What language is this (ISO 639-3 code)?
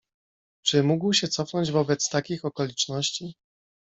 pol